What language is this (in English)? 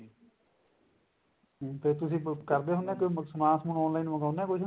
Punjabi